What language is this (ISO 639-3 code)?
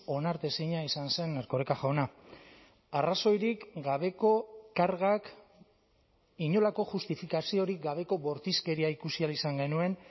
eus